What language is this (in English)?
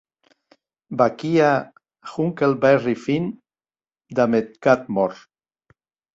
Occitan